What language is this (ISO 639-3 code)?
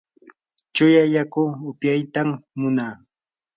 qur